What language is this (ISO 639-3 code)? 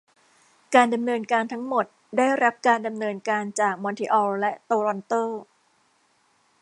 tha